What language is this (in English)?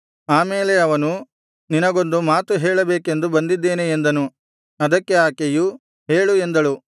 Kannada